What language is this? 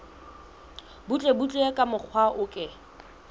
Southern Sotho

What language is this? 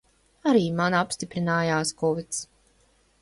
Latvian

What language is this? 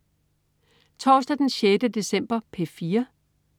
Danish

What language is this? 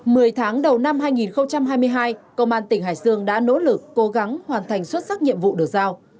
Vietnamese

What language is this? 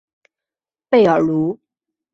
Chinese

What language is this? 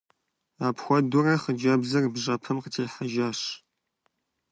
Kabardian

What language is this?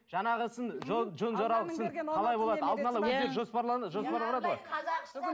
Kazakh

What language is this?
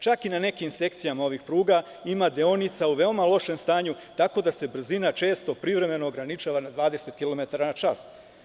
Serbian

